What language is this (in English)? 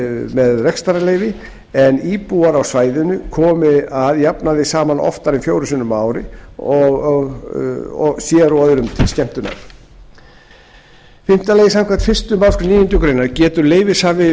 Icelandic